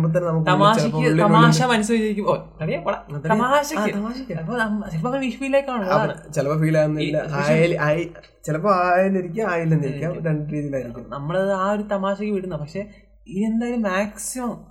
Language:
Malayalam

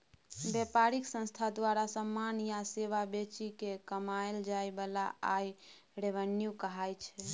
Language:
Maithili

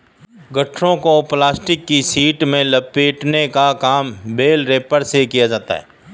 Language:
Hindi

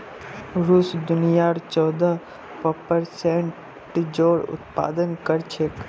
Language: Magahi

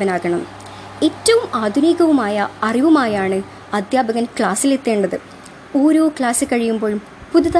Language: Malayalam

